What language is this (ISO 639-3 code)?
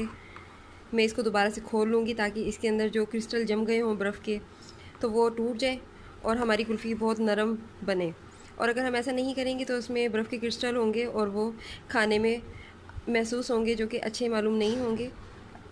hin